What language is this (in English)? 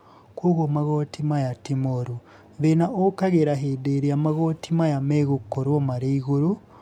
Kikuyu